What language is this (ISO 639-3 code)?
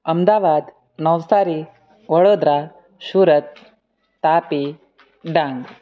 guj